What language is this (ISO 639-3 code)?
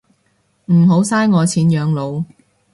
yue